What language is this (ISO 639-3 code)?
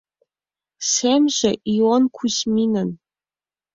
chm